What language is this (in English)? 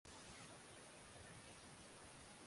Swahili